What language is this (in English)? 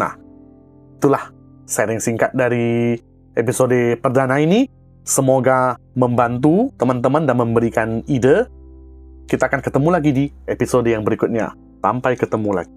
Indonesian